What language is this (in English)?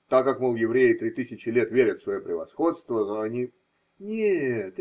Russian